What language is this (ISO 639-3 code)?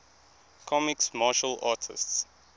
eng